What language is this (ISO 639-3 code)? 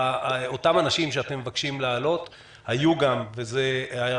heb